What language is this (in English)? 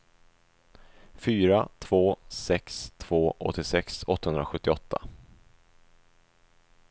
Swedish